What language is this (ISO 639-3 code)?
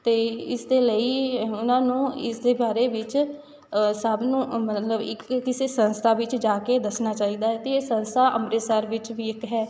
pan